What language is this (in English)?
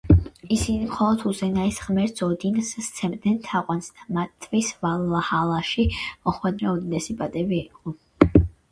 Georgian